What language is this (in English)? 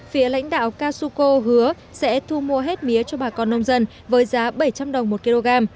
Vietnamese